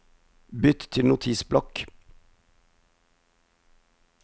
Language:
Norwegian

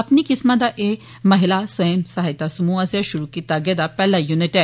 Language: Dogri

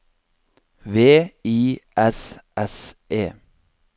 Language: Norwegian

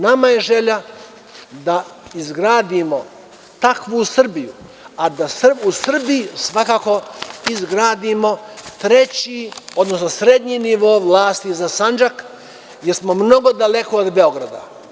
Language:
Serbian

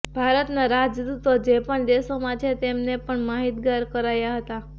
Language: Gujarati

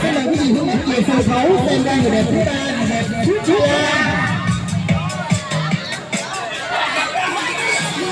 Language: Vietnamese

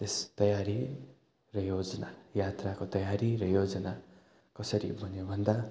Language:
Nepali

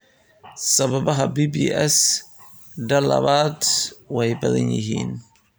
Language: Somali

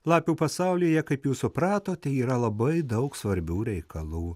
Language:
Lithuanian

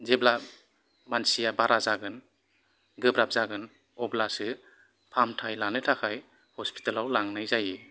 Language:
Bodo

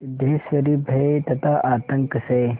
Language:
Hindi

